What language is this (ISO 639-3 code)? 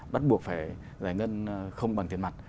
vie